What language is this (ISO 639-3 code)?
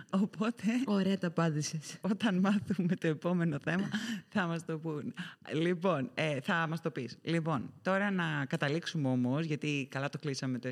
ell